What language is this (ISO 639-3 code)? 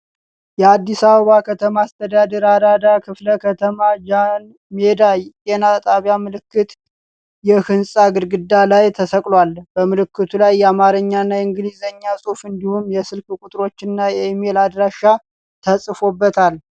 amh